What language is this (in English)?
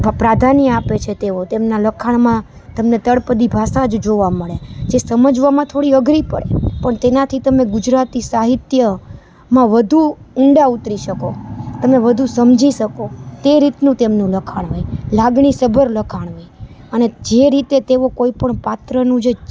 Gujarati